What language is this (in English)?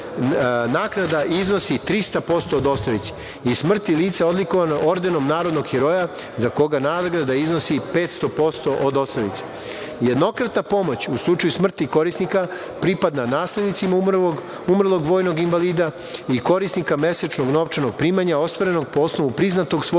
Serbian